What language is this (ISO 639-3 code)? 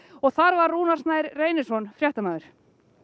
isl